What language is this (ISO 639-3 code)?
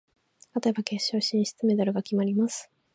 jpn